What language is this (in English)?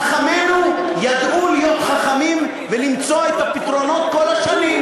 Hebrew